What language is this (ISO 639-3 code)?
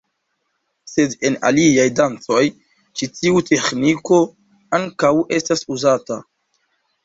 epo